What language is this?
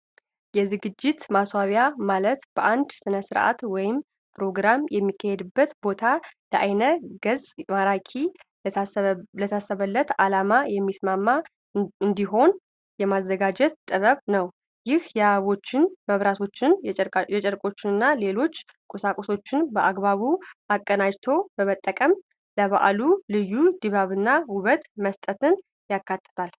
Amharic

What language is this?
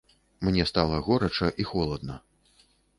Belarusian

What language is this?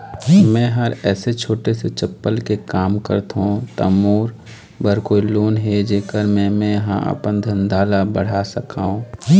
Chhattisgarhi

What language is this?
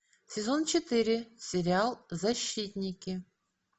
Russian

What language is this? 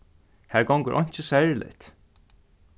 Faroese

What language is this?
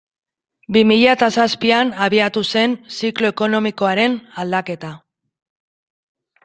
Basque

